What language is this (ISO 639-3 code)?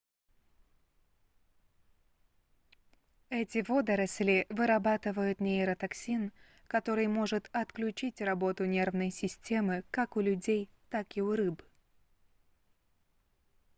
rus